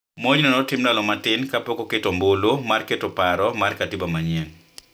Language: Luo (Kenya and Tanzania)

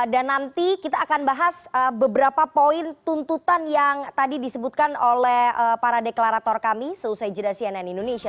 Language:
Indonesian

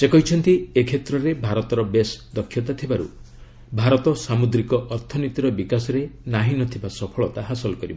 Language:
Odia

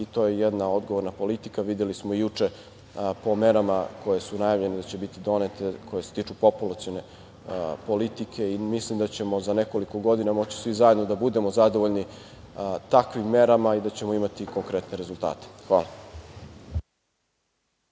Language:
Serbian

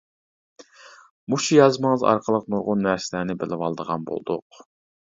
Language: Uyghur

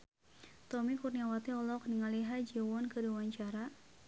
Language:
Sundanese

